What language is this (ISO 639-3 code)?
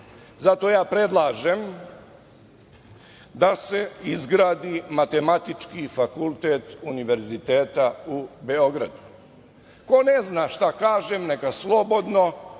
srp